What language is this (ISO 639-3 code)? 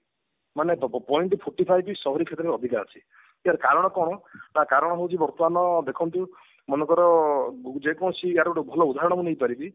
ori